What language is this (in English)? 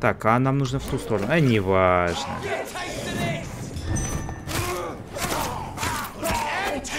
Russian